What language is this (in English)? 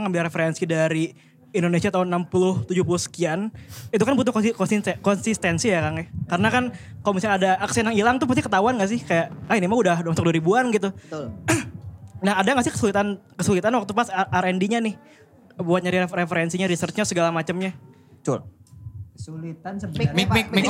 Indonesian